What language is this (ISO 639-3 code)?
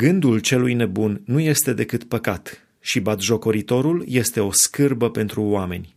ron